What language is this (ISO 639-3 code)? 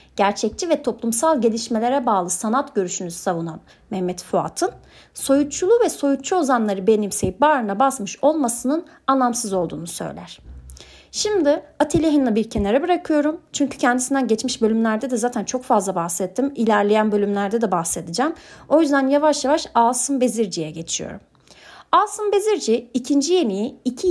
tur